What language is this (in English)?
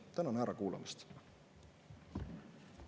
Estonian